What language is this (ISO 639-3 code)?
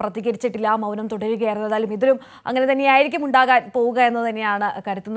ara